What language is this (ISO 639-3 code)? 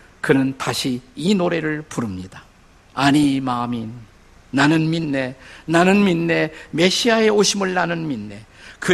kor